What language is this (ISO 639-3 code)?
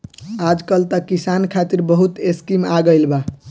bho